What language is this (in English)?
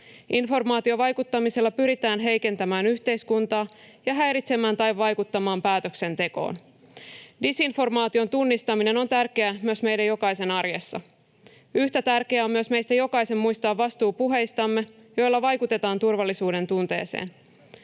Finnish